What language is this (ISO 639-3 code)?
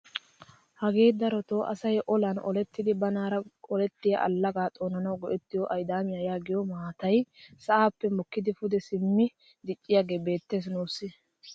wal